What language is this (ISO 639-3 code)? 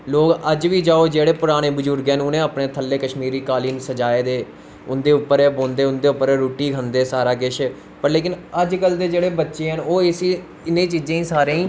doi